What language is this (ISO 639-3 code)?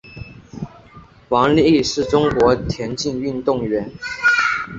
zho